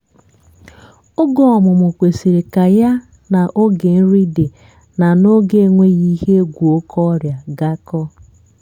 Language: Igbo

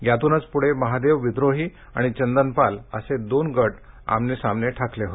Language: Marathi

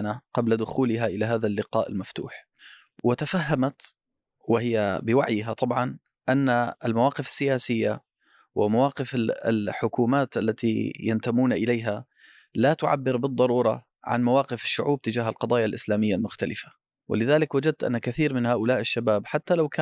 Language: Arabic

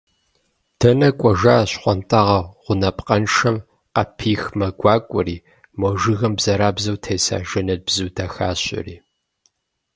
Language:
Kabardian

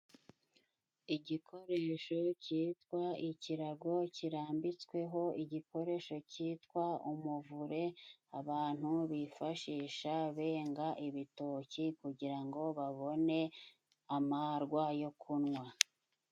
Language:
Kinyarwanda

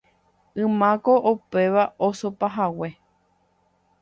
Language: Guarani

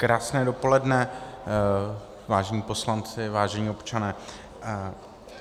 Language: Czech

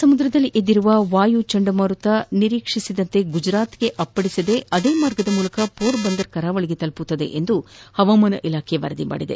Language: Kannada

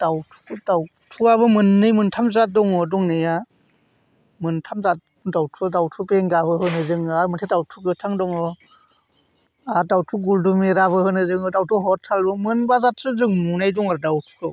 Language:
Bodo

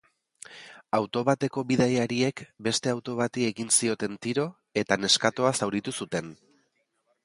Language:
Basque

